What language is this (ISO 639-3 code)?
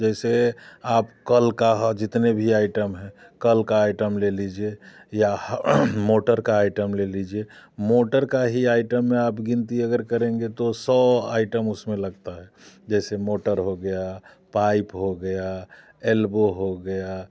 hin